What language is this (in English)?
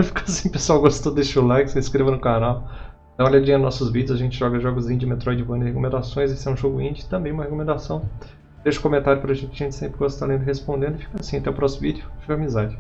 Portuguese